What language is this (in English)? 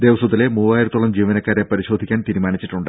Malayalam